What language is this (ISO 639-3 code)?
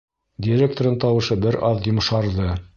bak